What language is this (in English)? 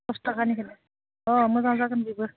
Bodo